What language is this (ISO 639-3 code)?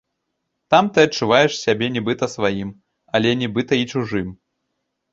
bel